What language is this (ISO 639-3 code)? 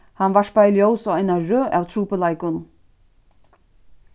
fao